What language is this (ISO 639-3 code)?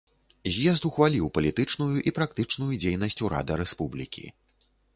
bel